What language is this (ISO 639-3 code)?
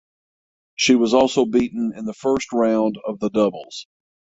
eng